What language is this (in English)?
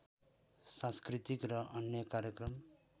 Nepali